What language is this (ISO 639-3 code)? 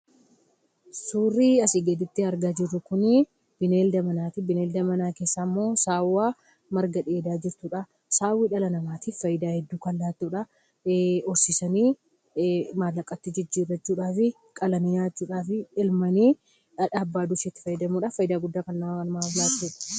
orm